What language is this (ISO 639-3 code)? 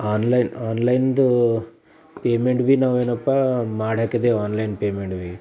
kan